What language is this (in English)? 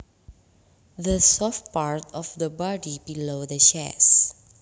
Javanese